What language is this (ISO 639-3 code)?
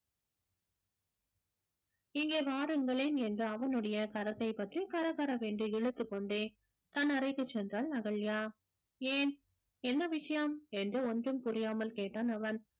tam